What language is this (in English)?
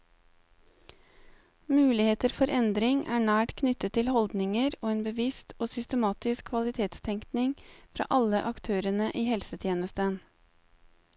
Norwegian